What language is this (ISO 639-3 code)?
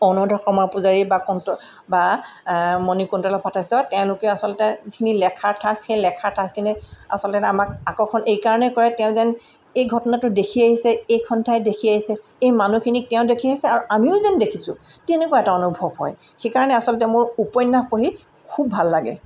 asm